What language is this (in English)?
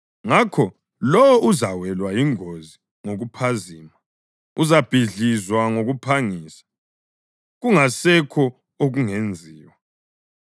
North Ndebele